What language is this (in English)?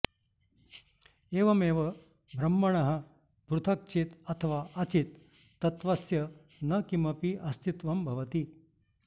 Sanskrit